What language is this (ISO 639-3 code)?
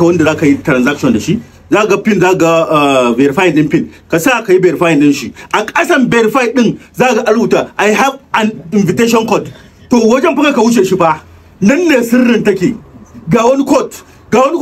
fra